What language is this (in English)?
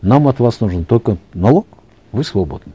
Kazakh